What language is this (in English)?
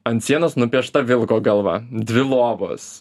Lithuanian